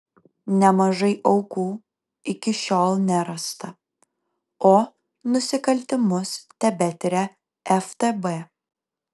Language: Lithuanian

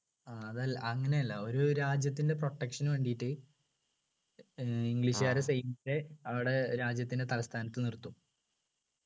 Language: Malayalam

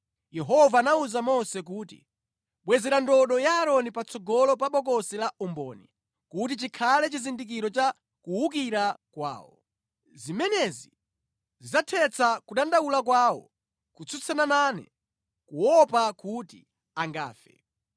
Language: Nyanja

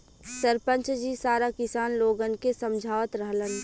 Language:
Bhojpuri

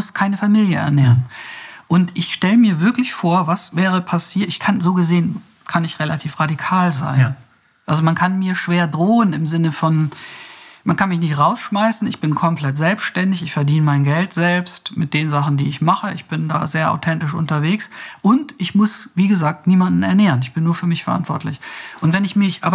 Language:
German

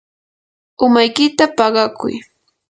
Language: Yanahuanca Pasco Quechua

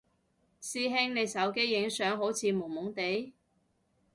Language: Cantonese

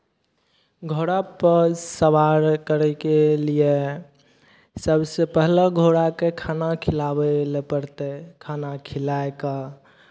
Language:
Maithili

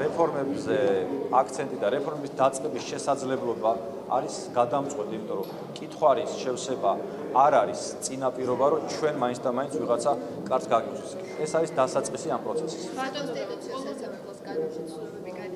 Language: Romanian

